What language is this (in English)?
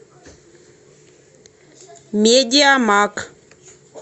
Russian